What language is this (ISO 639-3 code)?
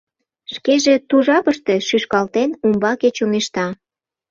chm